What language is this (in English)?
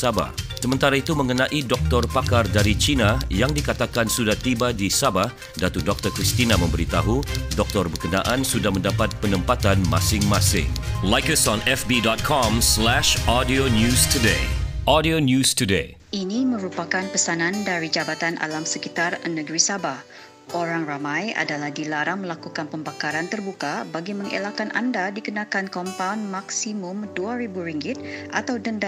Malay